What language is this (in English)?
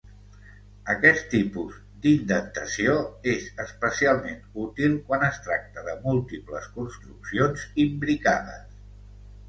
Catalan